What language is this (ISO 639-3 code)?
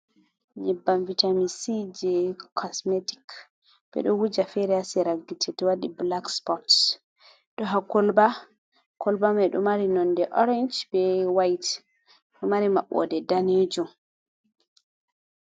ful